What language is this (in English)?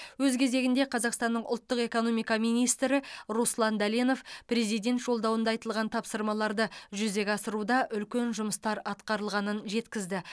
Kazakh